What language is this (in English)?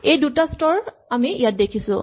Assamese